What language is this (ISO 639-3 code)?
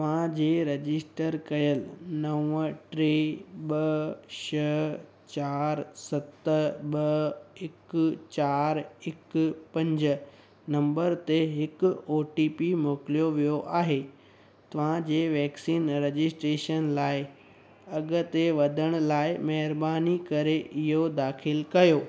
snd